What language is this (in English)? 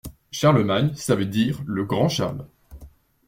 French